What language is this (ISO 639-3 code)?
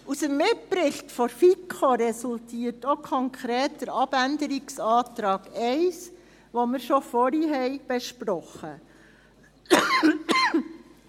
gsw